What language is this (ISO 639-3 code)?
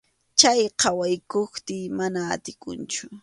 qxu